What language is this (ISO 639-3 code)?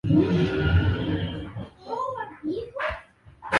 swa